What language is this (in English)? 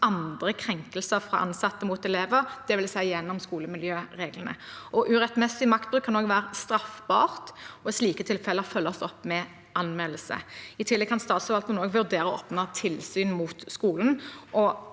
Norwegian